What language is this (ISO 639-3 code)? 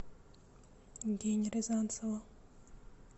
rus